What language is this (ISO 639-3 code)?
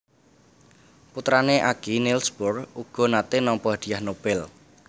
jav